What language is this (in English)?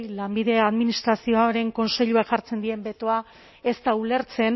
Basque